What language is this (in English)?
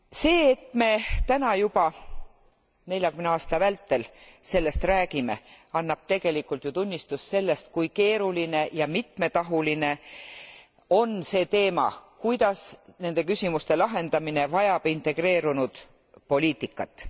Estonian